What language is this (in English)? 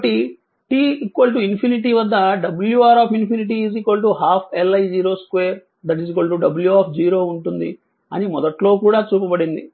Telugu